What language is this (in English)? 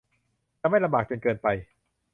Thai